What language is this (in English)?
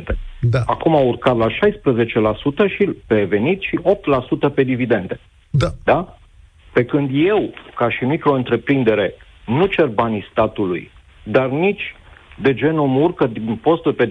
Romanian